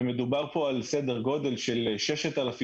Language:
Hebrew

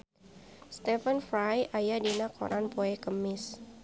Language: Sundanese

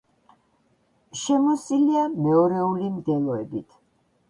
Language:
Georgian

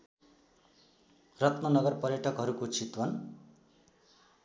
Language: Nepali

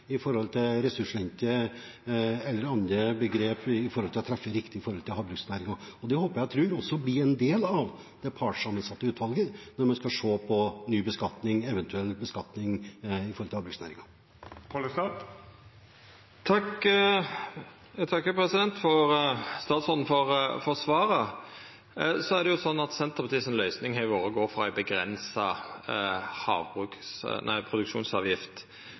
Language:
Norwegian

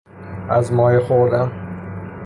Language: Persian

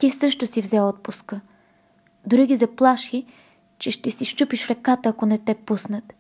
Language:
Bulgarian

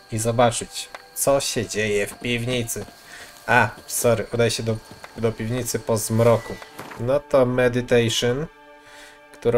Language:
Polish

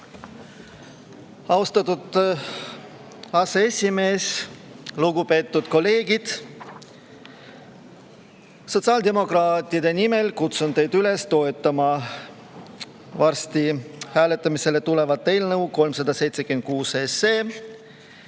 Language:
Estonian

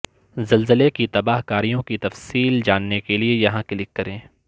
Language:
Urdu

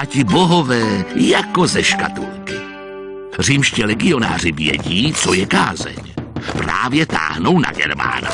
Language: Czech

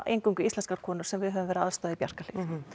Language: Icelandic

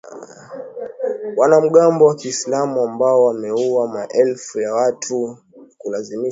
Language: Swahili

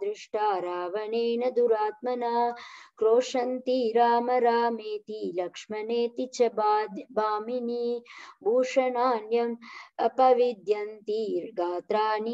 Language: Turkish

